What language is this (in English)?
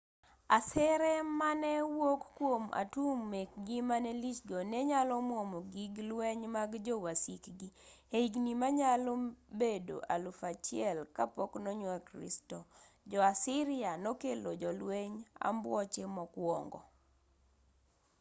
Luo (Kenya and Tanzania)